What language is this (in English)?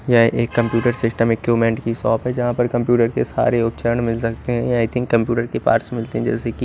Hindi